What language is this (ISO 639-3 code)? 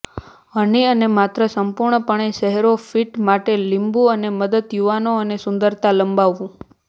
guj